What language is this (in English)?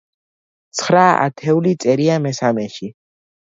Georgian